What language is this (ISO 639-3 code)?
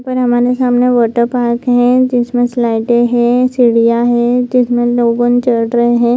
hin